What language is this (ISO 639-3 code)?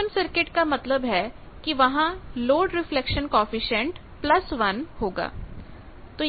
hin